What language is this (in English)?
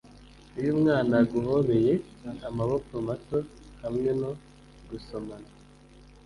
Kinyarwanda